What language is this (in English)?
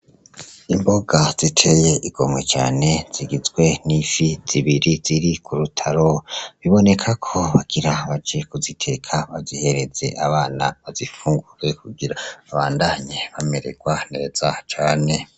Rundi